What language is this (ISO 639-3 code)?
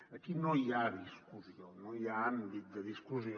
cat